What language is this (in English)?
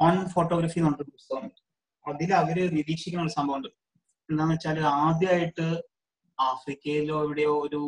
Malayalam